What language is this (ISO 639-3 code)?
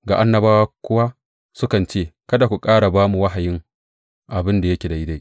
hau